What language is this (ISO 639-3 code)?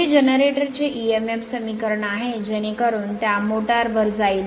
mar